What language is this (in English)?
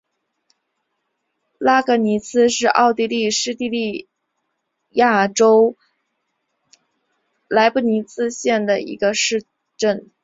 Chinese